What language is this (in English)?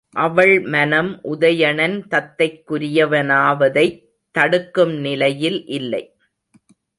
Tamil